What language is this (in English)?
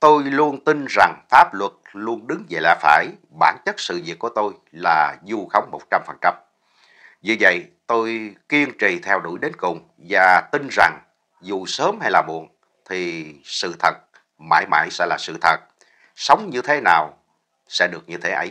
Vietnamese